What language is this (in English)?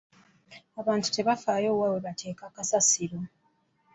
Ganda